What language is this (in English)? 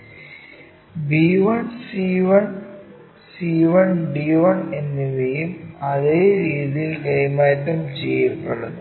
Malayalam